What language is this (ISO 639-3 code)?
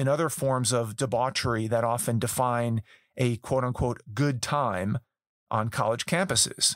eng